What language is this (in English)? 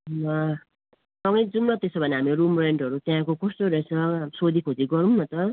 Nepali